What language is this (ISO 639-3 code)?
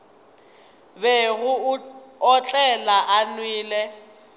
nso